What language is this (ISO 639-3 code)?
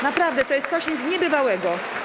pol